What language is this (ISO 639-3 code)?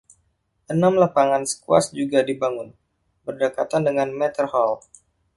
ind